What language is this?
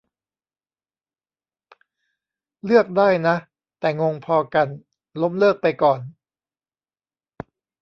Thai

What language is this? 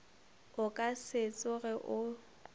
Northern Sotho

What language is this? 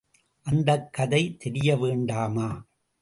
Tamil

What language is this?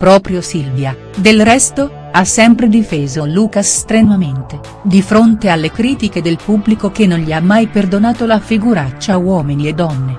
Italian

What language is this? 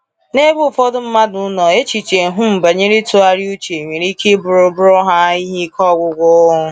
Igbo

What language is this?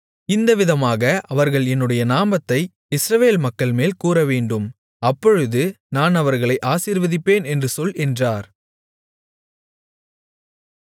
Tamil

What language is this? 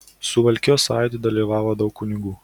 Lithuanian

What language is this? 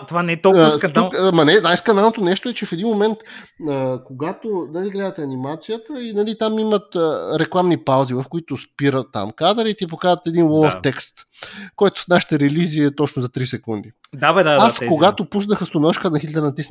Bulgarian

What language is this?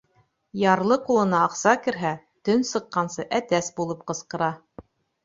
Bashkir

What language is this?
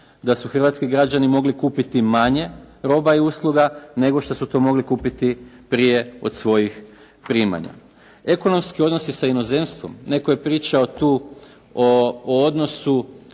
Croatian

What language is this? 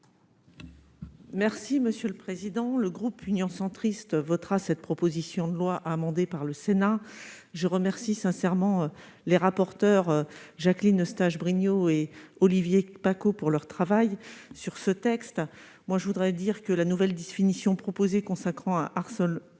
French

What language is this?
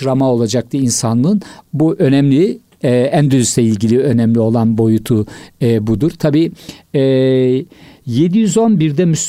Turkish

